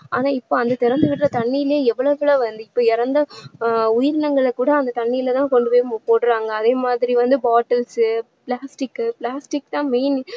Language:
Tamil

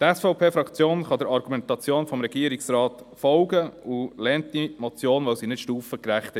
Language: Swiss German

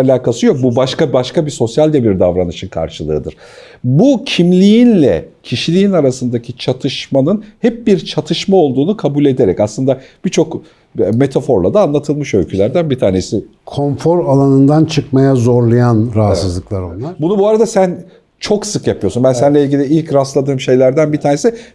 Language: Turkish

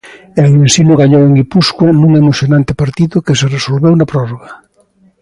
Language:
Galician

